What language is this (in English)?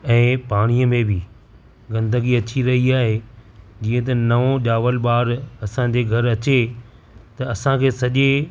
Sindhi